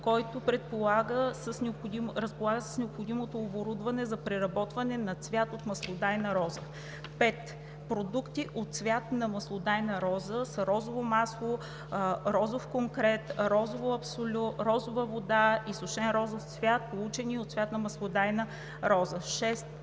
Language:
Bulgarian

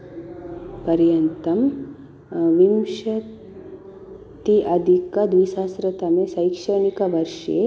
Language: Sanskrit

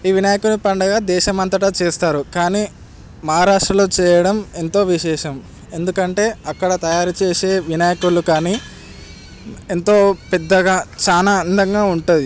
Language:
Telugu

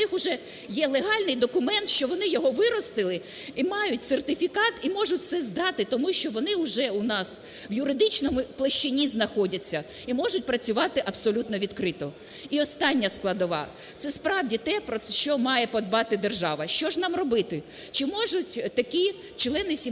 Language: Ukrainian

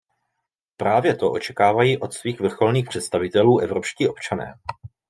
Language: Czech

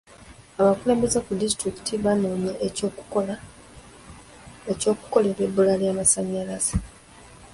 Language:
Ganda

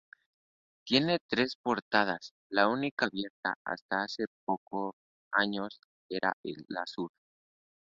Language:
Spanish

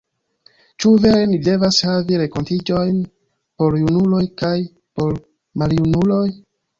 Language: Esperanto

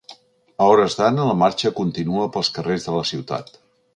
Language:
Catalan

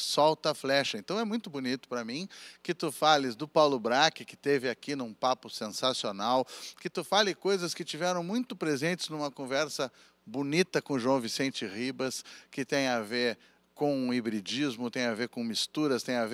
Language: Portuguese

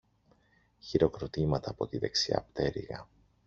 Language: Greek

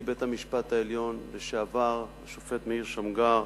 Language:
Hebrew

